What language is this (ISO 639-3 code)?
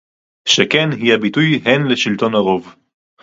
heb